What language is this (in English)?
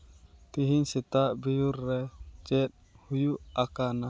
Santali